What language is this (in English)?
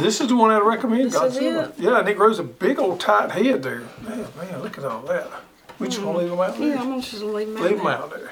English